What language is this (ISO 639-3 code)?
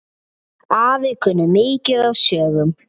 isl